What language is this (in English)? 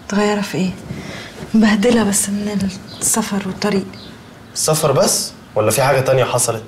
Arabic